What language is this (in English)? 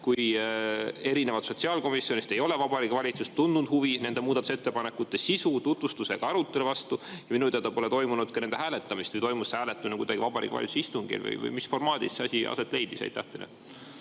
Estonian